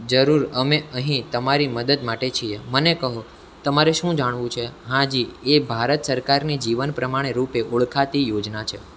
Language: Gujarati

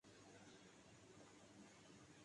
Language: Urdu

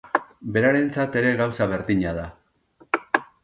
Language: Basque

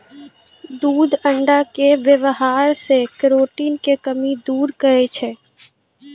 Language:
Maithili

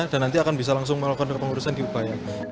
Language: Indonesian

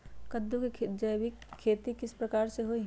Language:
Magahi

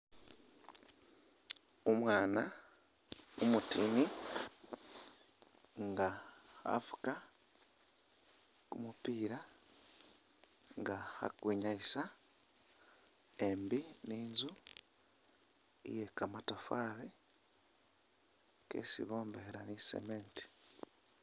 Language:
Masaaba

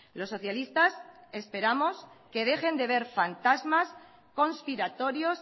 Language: Spanish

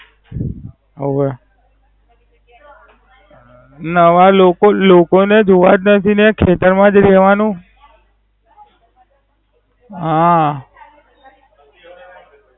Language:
Gujarati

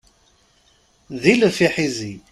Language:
Kabyle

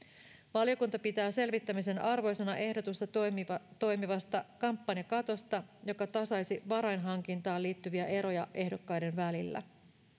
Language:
Finnish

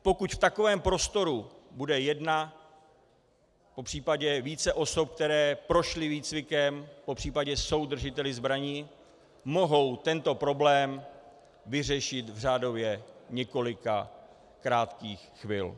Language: Czech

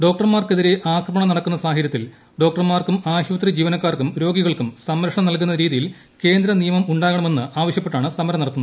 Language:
Malayalam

